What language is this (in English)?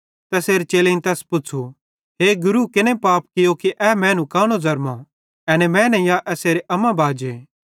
Bhadrawahi